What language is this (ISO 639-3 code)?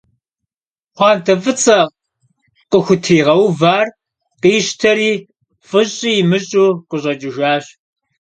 kbd